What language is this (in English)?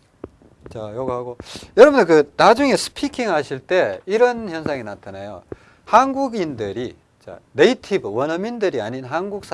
Korean